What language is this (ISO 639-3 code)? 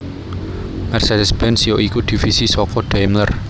jav